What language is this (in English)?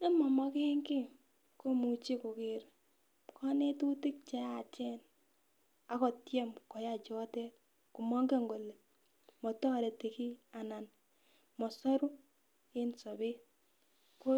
Kalenjin